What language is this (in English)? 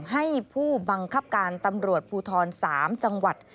Thai